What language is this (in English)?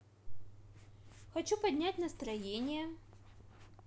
Russian